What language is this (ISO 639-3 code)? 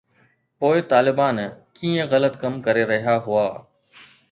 snd